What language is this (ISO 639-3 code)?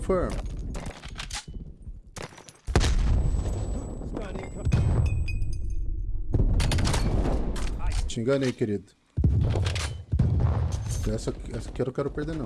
por